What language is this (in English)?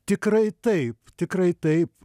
Lithuanian